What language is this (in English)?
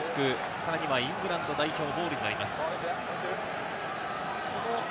Japanese